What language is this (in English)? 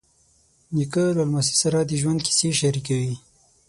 Pashto